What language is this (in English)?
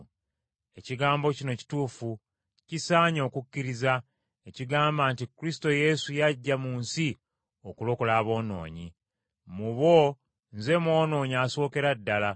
Ganda